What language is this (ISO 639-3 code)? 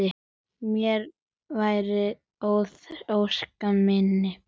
isl